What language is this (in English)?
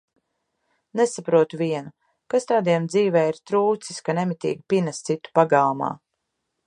Latvian